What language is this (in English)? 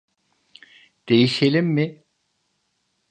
Turkish